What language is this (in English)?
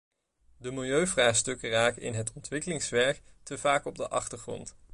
Dutch